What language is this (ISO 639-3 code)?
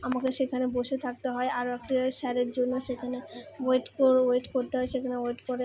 ben